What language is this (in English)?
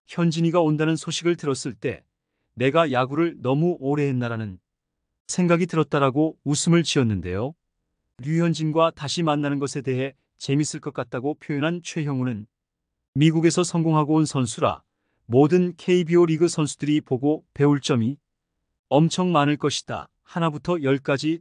Korean